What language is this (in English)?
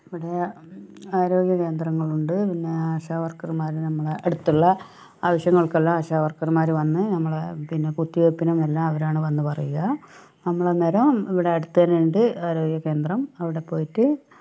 Malayalam